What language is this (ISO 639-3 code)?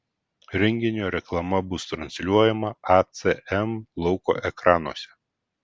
lit